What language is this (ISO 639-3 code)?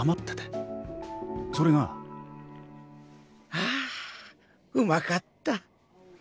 jpn